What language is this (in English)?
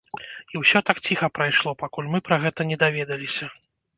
Belarusian